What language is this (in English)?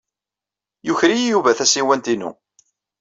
Kabyle